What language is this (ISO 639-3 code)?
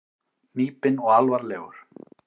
isl